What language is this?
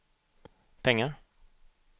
Swedish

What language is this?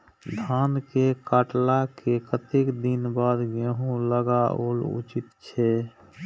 Maithili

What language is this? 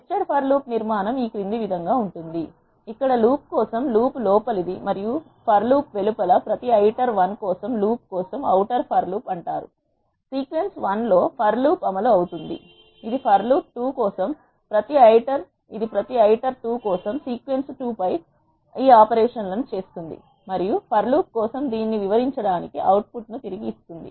Telugu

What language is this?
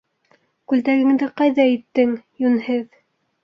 Bashkir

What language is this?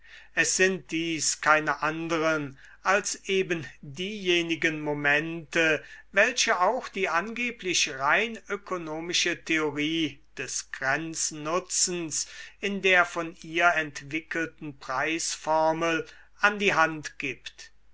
German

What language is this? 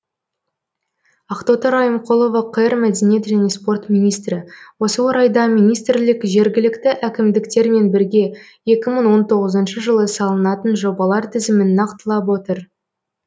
Kazakh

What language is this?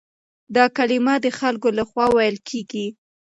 Pashto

